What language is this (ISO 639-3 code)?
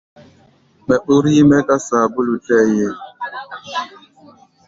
gba